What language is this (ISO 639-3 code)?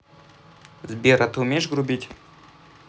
rus